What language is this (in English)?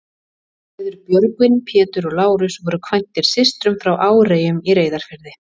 Icelandic